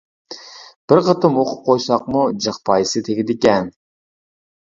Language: Uyghur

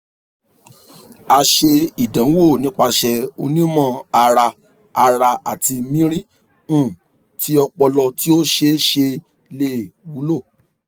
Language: Yoruba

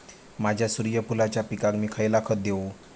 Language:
Marathi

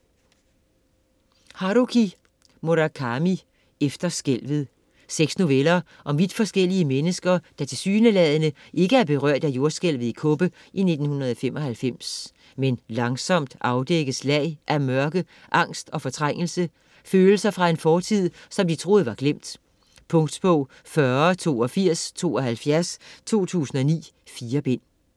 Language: Danish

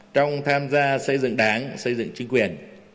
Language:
Vietnamese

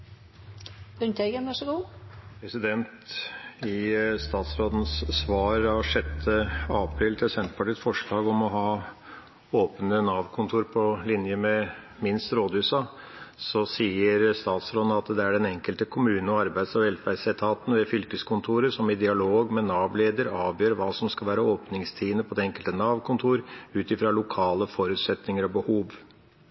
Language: Norwegian Bokmål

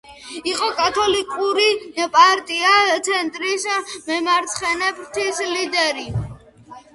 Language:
Georgian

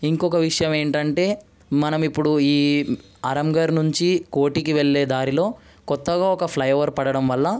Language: Telugu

